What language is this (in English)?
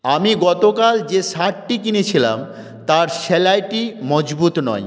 Bangla